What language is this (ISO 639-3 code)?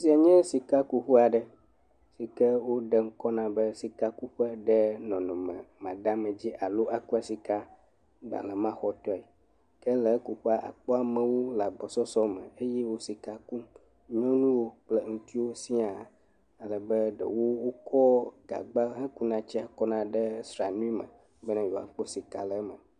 ewe